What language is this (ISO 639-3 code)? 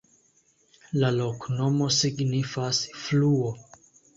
epo